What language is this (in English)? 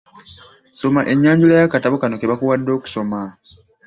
Ganda